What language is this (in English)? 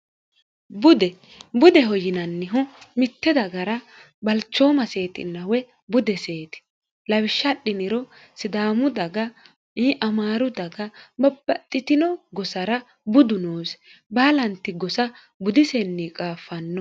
Sidamo